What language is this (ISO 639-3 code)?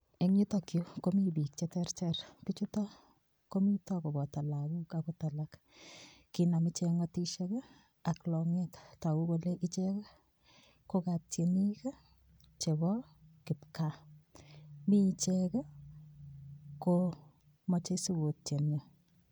kln